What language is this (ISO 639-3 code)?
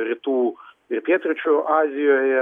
lit